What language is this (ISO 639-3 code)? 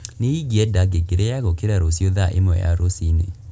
kik